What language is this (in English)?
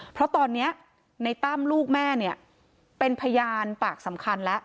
Thai